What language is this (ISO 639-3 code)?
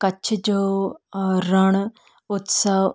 snd